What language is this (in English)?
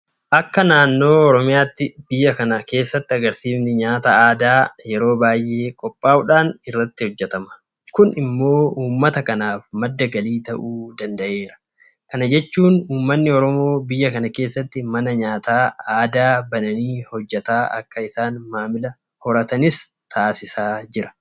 Oromo